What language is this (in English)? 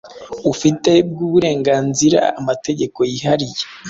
Kinyarwanda